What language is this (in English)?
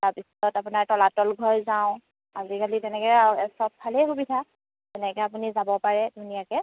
Assamese